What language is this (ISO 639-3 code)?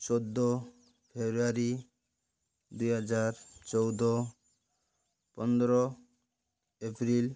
ori